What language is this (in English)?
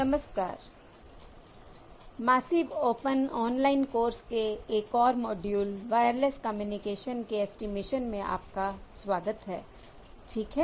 Hindi